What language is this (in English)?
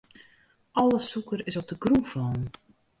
Western Frisian